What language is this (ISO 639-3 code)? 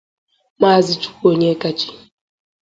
ibo